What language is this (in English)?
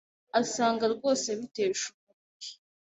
Kinyarwanda